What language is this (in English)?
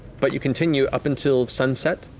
English